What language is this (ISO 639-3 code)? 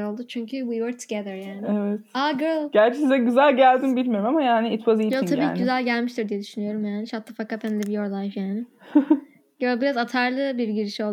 tur